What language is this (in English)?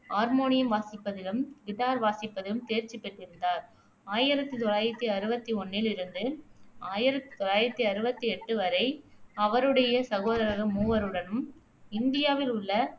Tamil